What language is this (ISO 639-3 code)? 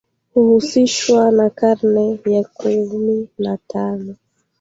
swa